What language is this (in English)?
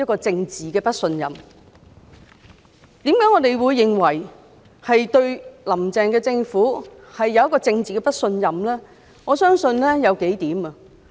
Cantonese